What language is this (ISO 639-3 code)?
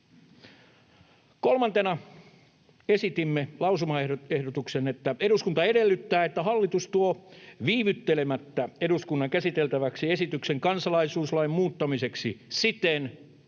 fin